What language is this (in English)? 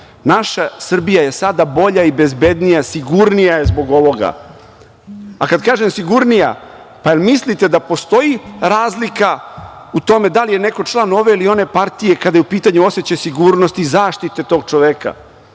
Serbian